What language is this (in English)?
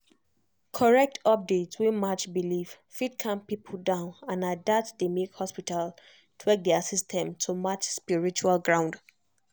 Nigerian Pidgin